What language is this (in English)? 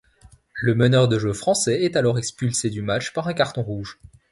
French